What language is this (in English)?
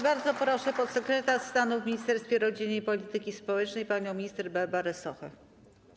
Polish